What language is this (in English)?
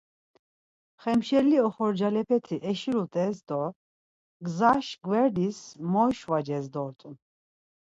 Laz